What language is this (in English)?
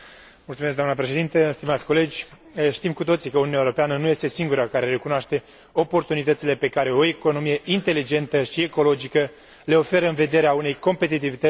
Romanian